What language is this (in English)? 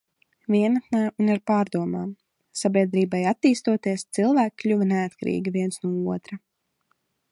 Latvian